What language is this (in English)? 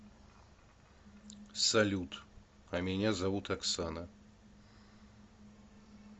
Russian